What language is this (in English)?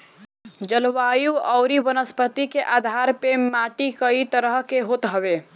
Bhojpuri